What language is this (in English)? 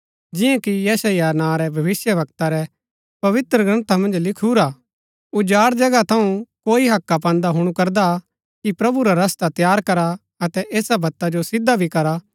Gaddi